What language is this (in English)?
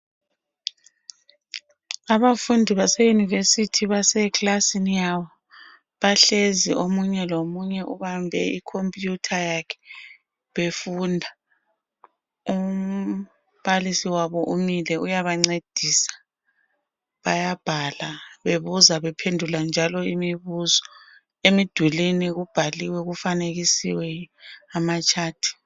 North Ndebele